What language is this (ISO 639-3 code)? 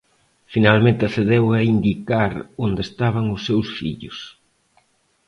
glg